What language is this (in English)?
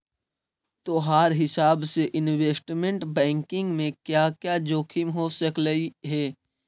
Magahi